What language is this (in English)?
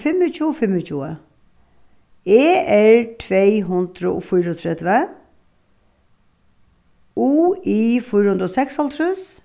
Faroese